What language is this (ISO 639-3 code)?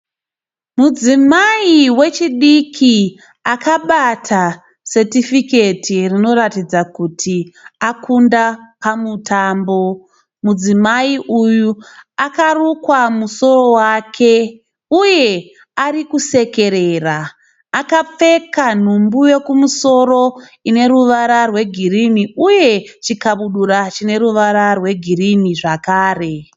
sna